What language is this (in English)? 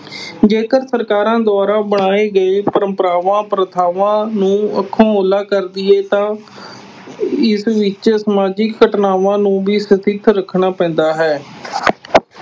Punjabi